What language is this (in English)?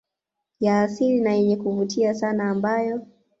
Swahili